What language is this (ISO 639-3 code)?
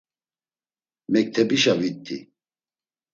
lzz